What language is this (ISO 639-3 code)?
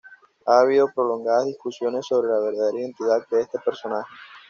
spa